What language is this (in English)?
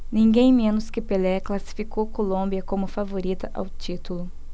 Portuguese